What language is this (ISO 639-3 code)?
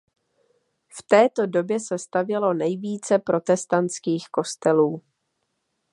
ces